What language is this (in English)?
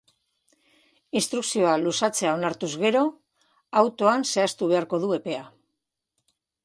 Basque